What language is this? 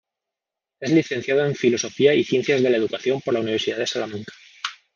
Spanish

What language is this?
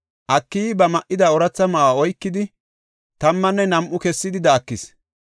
Gofa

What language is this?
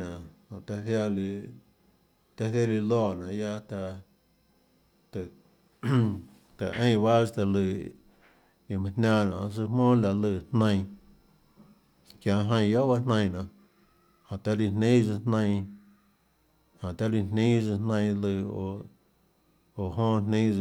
Tlacoatzintepec Chinantec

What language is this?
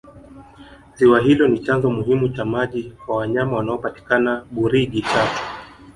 Swahili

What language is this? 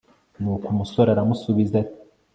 Kinyarwanda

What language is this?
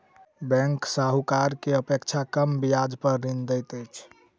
Maithili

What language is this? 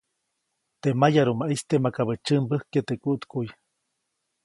Copainalá Zoque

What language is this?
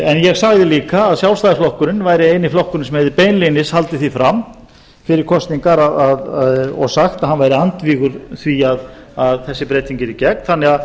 Icelandic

